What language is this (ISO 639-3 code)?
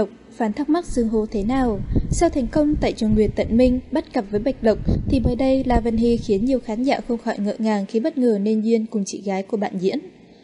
vie